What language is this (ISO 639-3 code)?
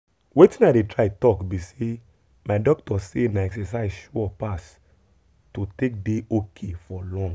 pcm